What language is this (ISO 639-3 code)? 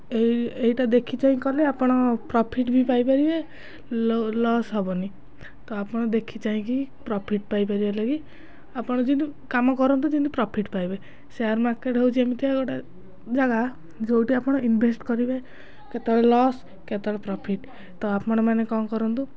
ori